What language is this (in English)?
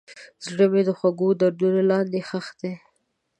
Pashto